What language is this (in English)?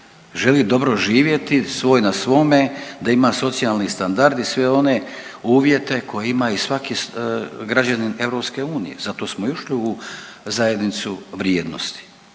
Croatian